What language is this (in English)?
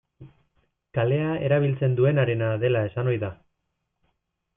Basque